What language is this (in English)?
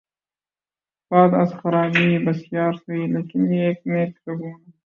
Urdu